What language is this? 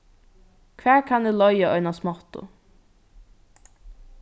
Faroese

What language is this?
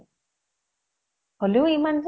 Assamese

